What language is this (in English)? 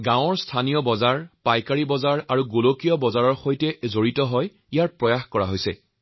Assamese